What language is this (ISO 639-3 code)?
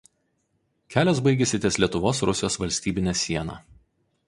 lit